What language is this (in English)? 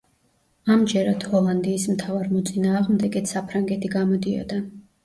Georgian